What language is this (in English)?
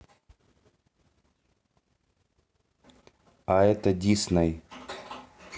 Russian